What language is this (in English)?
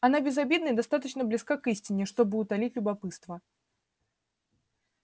Russian